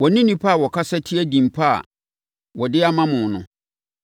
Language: Akan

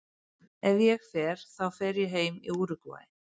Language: Icelandic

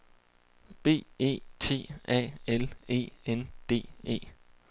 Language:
Danish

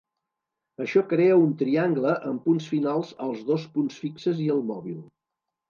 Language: Catalan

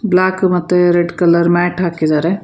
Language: Kannada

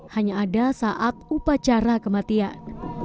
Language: Indonesian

